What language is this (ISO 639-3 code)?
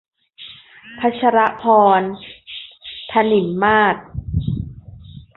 tha